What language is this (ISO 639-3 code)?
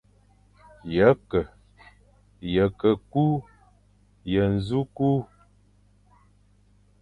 fan